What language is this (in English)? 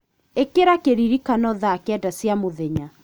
Kikuyu